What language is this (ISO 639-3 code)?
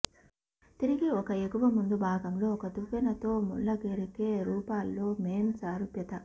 tel